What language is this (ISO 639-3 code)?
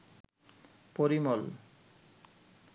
ben